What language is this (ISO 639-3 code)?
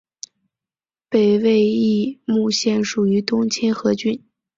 zho